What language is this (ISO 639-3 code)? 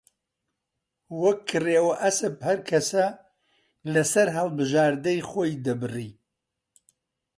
ckb